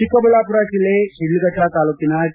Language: Kannada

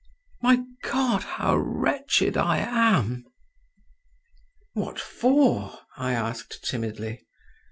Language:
English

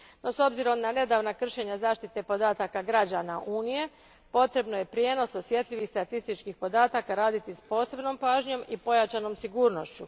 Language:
Croatian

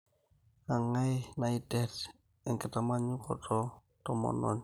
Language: Masai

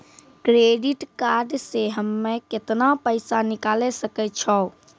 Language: Maithili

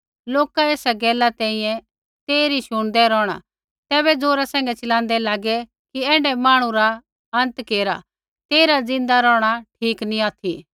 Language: Kullu Pahari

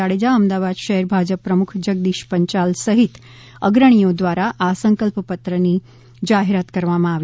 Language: Gujarati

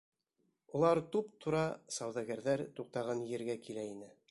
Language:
Bashkir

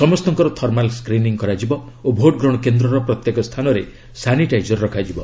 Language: Odia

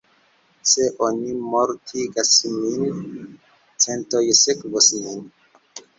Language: Esperanto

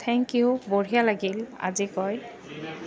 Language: Assamese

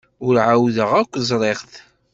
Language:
Kabyle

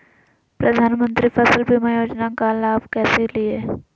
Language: Magahi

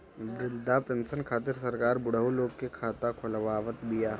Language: Bhojpuri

